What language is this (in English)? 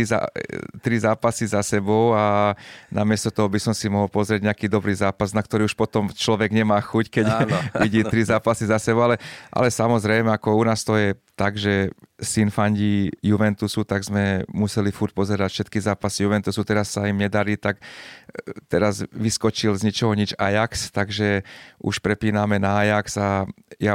Slovak